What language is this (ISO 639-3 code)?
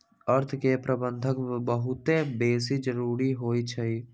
mag